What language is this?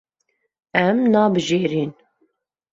Kurdish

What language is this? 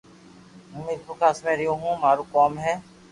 Loarki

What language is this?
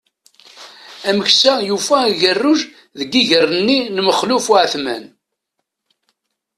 Kabyle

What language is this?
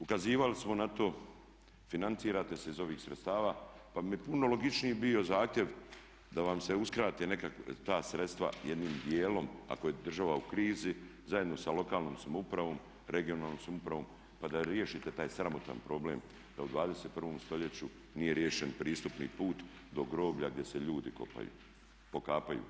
Croatian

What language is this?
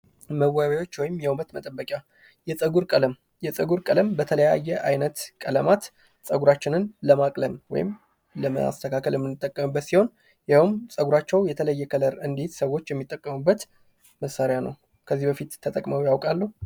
Amharic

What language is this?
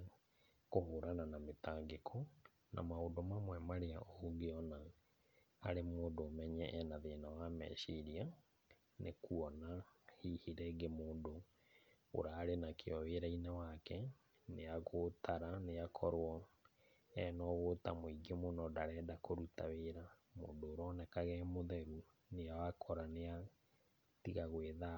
Kikuyu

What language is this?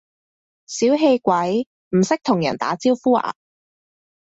Cantonese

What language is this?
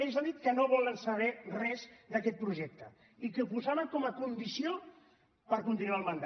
Catalan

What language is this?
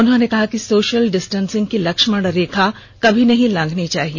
Hindi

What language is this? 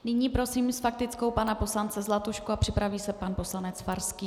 Czech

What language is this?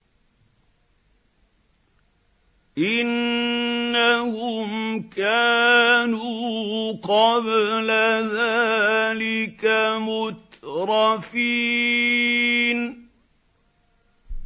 Arabic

